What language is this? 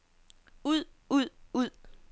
Danish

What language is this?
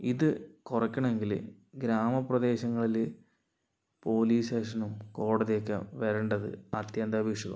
Malayalam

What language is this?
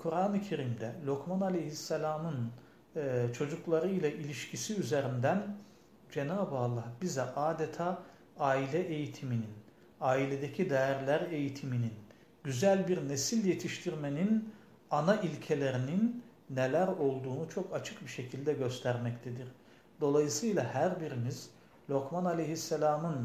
Turkish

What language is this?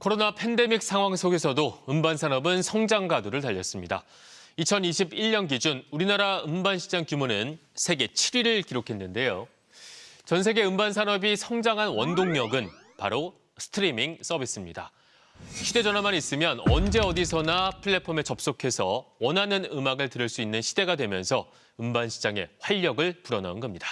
Korean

